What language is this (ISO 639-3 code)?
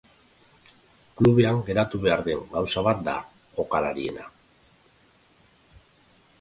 eus